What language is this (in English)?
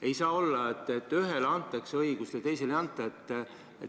Estonian